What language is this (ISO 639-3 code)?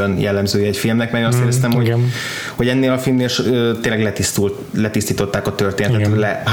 hun